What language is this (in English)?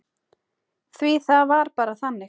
Icelandic